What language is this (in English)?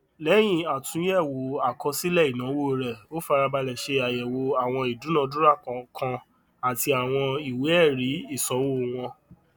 Yoruba